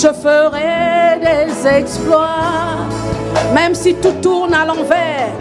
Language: French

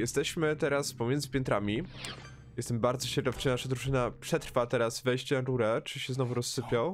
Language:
Polish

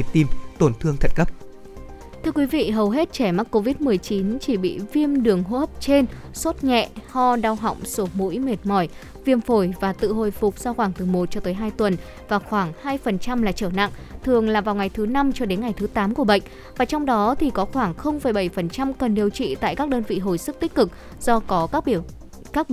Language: Vietnamese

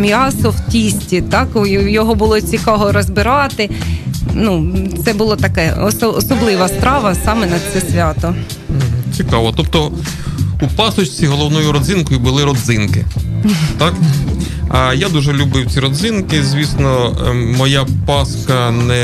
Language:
Ukrainian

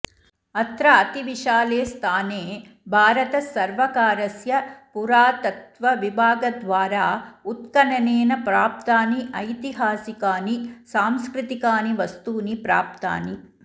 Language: Sanskrit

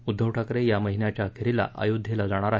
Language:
Marathi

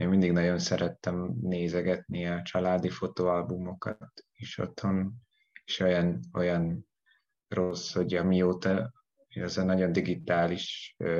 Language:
Hungarian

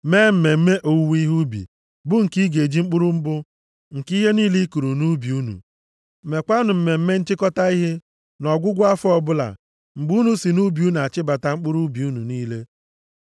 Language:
Igbo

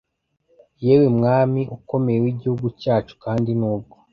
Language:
Kinyarwanda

